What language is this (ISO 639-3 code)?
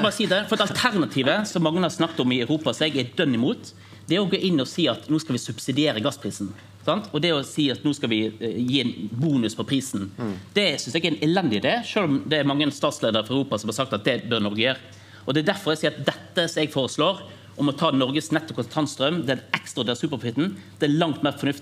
nor